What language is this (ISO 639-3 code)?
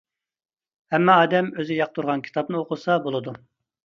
uig